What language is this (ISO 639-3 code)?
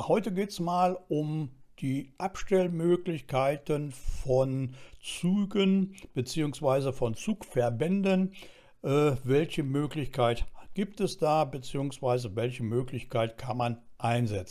deu